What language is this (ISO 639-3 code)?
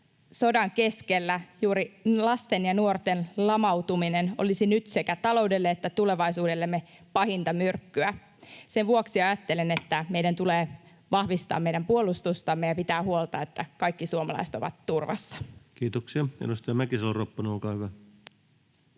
fin